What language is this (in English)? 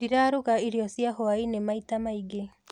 Kikuyu